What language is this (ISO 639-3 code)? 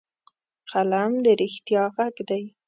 pus